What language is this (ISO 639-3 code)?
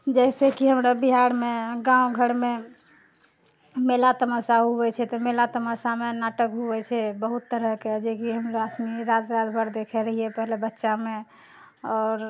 mai